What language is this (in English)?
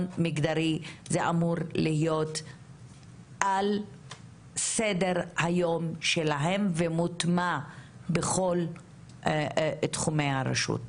Hebrew